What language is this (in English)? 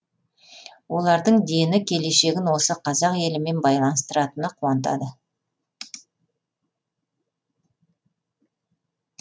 Kazakh